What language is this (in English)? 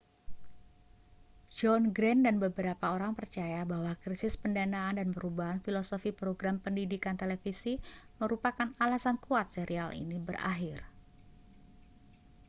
Indonesian